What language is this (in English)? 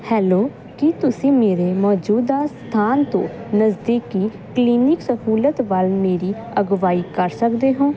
Punjabi